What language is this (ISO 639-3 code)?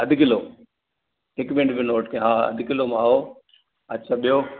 snd